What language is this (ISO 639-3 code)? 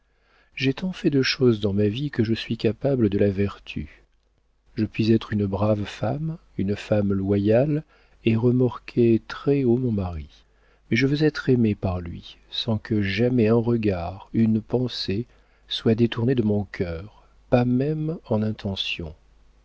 fra